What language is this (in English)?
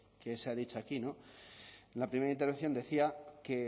Spanish